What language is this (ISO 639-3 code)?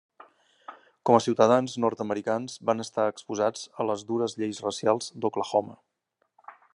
cat